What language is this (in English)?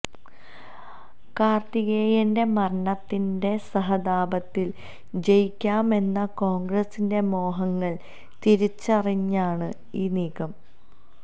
Malayalam